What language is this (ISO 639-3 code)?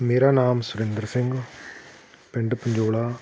pan